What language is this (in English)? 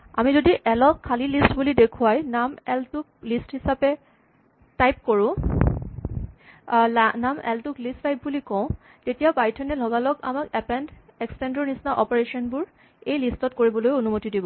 Assamese